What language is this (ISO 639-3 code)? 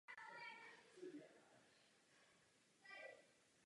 ces